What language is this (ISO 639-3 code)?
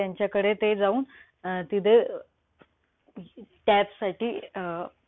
mar